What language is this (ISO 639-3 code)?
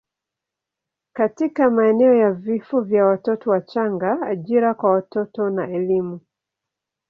swa